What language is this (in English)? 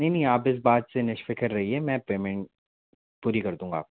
Hindi